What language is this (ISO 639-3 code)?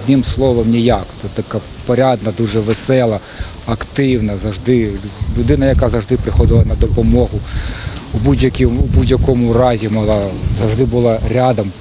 ukr